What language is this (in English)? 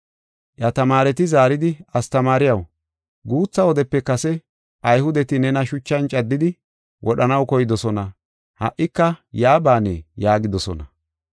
Gofa